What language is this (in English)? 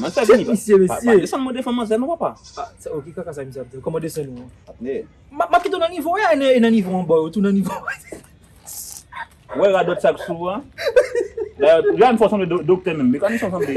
French